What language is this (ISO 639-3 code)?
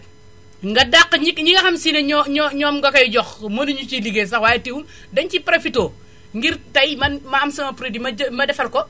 wol